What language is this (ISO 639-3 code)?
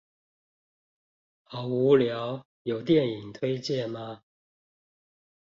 zho